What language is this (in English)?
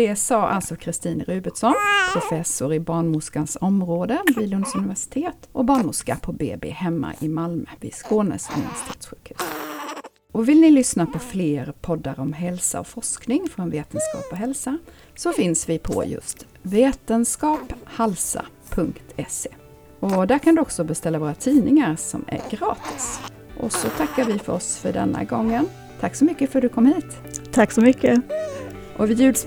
Swedish